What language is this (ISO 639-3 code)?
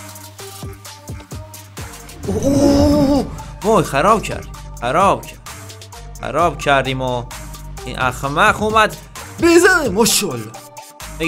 fas